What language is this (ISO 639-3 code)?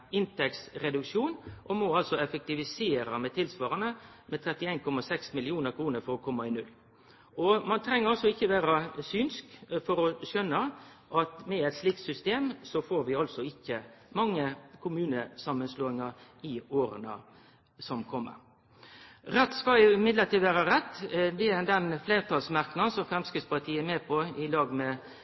nno